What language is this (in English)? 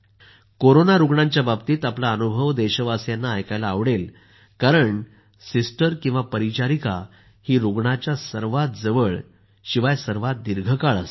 Marathi